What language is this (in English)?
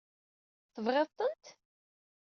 Kabyle